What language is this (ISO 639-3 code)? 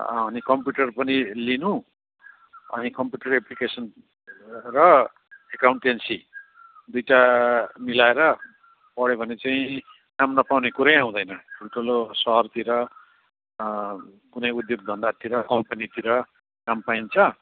nep